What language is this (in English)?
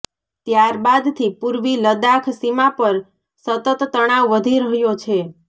Gujarati